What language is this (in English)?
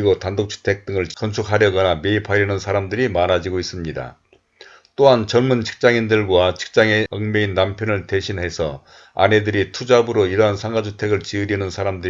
Korean